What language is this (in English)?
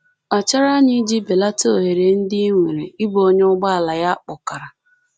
Igbo